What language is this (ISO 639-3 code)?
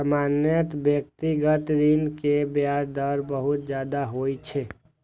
mai